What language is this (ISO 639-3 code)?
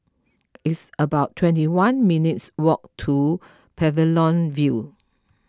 eng